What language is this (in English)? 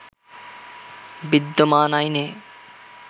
Bangla